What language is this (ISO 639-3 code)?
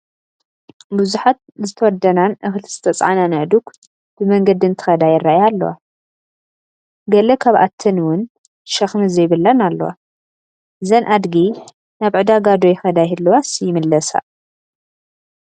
tir